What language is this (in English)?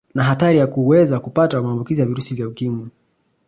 Swahili